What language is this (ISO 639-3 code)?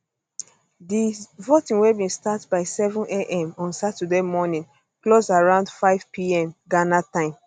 pcm